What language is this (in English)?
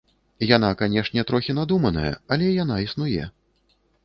Belarusian